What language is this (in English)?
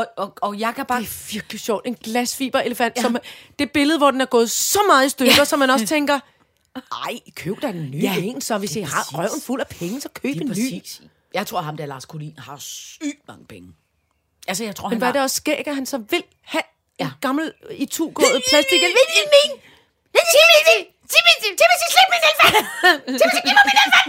Danish